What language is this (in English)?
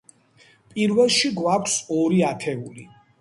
Georgian